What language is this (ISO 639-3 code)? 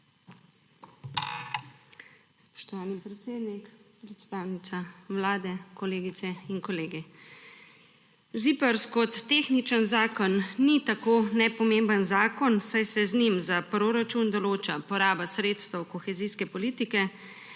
slv